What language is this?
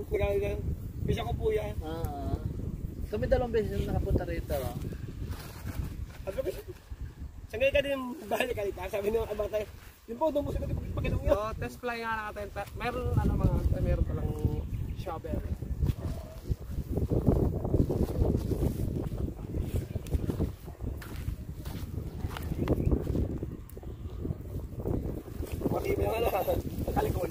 Filipino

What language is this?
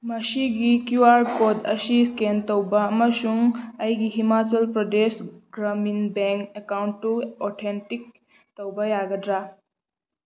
Manipuri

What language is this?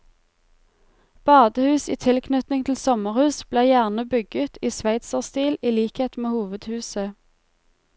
Norwegian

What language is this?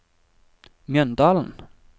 Norwegian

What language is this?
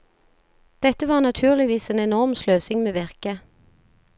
Norwegian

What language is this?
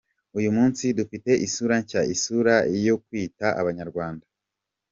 Kinyarwanda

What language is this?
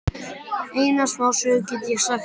Icelandic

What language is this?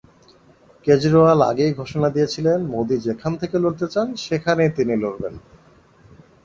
Bangla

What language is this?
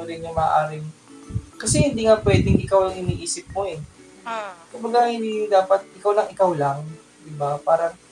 Filipino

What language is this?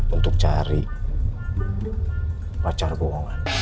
Indonesian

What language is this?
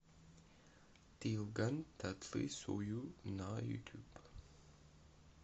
Russian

